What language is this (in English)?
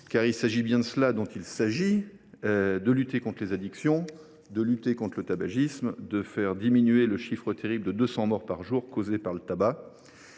French